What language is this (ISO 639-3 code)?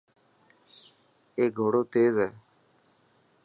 mki